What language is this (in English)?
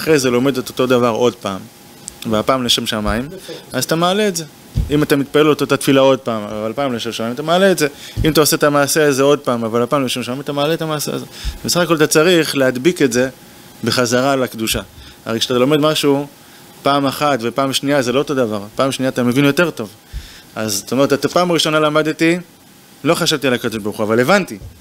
Hebrew